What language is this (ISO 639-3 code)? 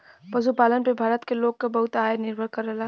bho